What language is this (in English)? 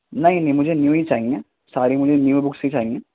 Urdu